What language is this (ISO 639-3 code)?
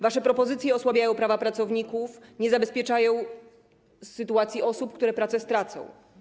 pol